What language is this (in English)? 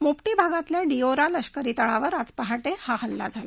Marathi